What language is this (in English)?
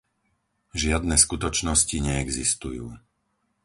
Slovak